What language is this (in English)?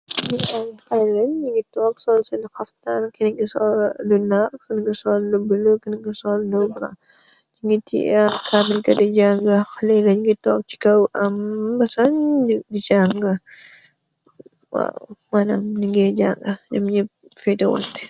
Wolof